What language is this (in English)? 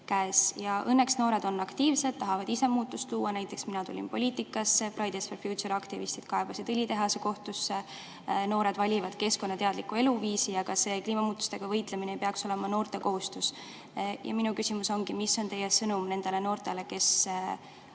Estonian